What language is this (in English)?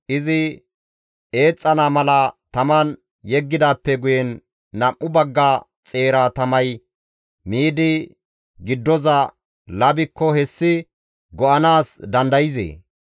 Gamo